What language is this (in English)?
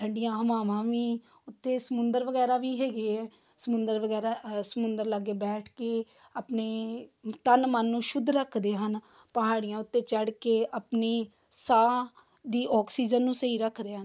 Punjabi